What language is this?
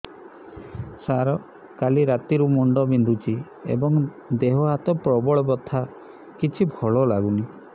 Odia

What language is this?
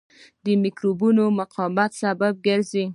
Pashto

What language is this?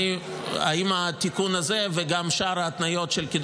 Hebrew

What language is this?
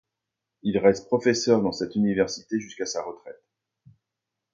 French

